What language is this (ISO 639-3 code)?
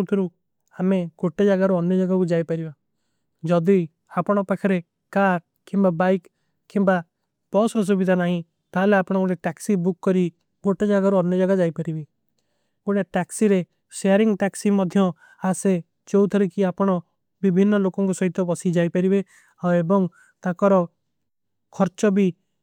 uki